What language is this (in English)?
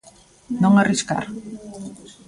Galician